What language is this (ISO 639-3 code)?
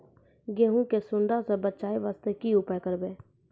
mai